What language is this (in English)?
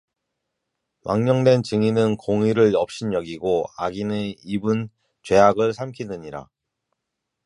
Korean